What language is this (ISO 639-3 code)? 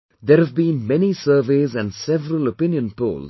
eng